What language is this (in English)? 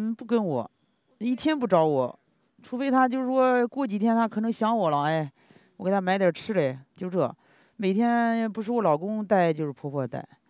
Chinese